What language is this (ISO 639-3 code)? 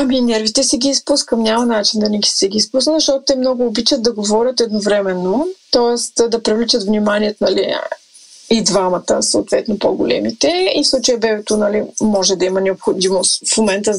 bul